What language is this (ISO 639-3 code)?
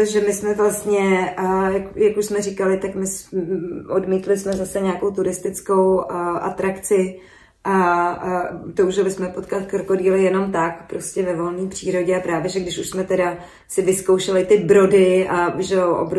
ces